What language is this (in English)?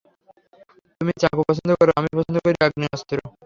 Bangla